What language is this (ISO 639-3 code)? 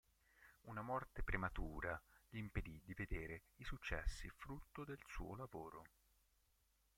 ita